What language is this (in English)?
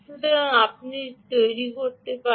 Bangla